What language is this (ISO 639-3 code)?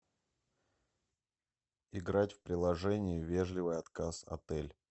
rus